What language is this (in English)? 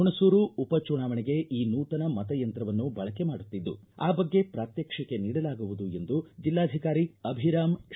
Kannada